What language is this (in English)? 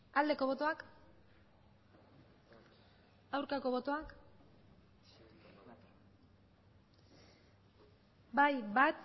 Basque